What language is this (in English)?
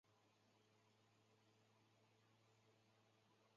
Chinese